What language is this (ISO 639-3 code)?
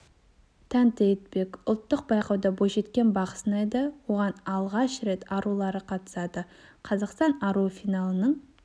kaz